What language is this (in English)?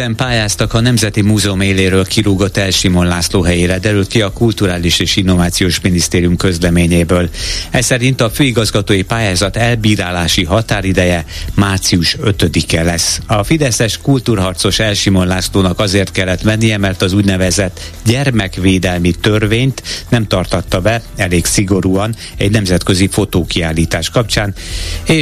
Hungarian